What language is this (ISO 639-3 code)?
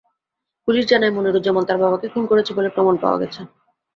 ben